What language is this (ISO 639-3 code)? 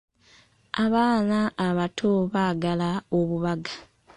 lug